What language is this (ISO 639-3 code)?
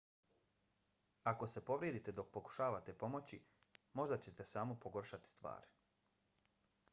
bos